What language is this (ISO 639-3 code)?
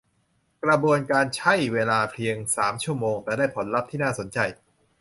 tha